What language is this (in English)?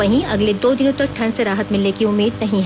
Hindi